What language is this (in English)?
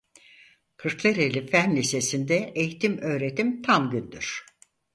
Turkish